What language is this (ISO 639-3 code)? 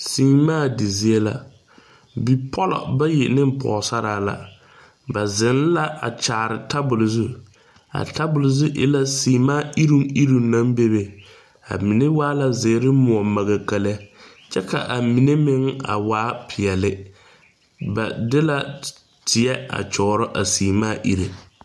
dga